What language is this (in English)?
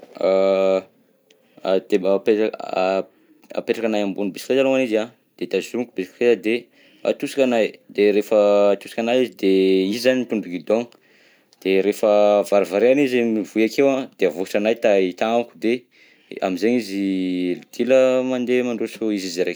Southern Betsimisaraka Malagasy